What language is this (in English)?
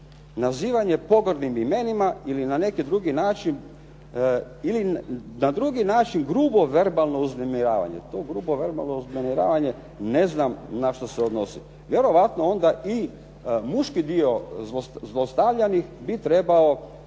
Croatian